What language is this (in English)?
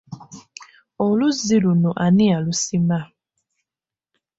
Ganda